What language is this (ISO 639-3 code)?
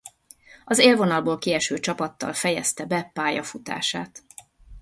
hun